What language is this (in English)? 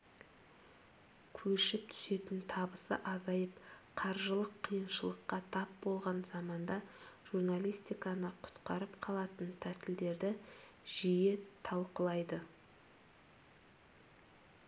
Kazakh